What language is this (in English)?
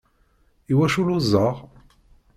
Kabyle